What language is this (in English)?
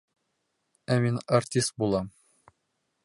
Bashkir